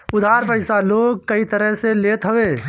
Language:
Bhojpuri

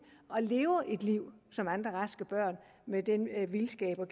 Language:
Danish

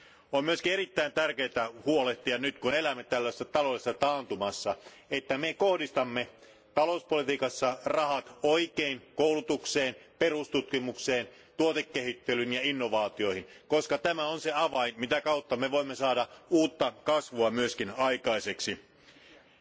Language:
Finnish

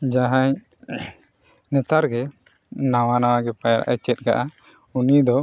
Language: Santali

